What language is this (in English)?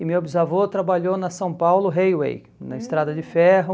Portuguese